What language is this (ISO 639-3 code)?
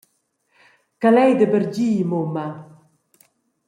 roh